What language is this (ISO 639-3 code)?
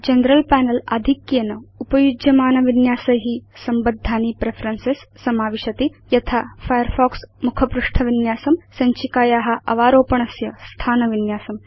san